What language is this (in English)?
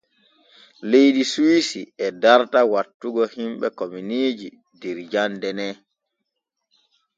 Borgu Fulfulde